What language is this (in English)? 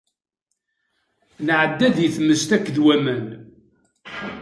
Kabyle